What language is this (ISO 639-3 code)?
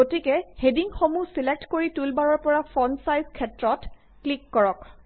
asm